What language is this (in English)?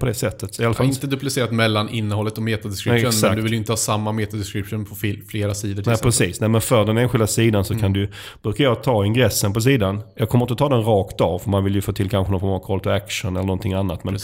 Swedish